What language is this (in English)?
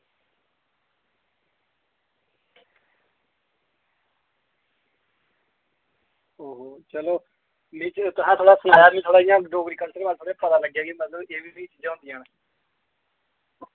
Dogri